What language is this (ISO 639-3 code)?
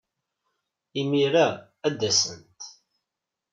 kab